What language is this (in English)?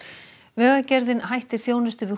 Icelandic